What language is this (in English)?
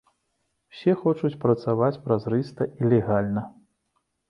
Belarusian